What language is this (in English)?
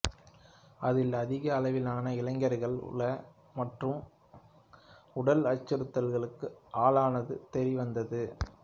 Tamil